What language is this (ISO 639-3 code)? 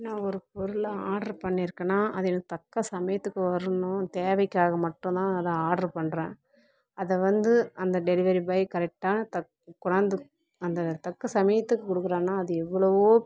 tam